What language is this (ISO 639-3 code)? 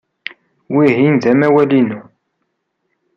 kab